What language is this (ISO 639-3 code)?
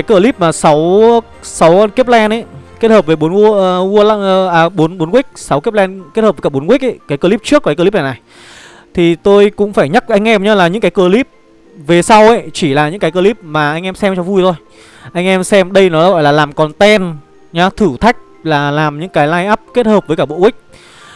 vie